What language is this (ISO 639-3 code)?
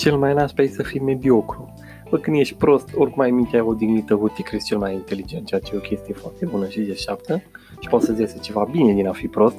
ron